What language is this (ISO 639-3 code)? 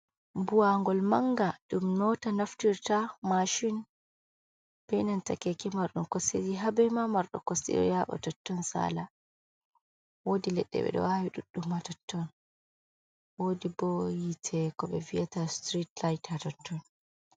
ful